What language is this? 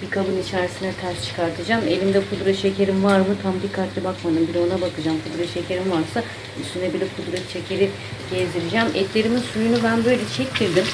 Turkish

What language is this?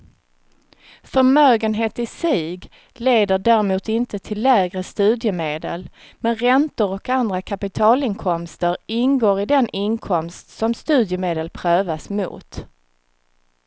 Swedish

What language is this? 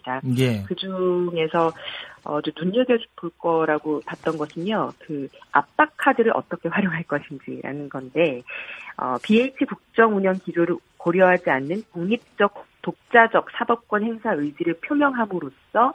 Korean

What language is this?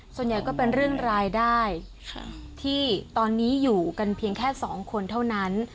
Thai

